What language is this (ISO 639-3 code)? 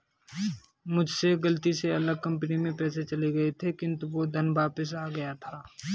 hin